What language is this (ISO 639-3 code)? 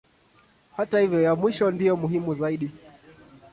swa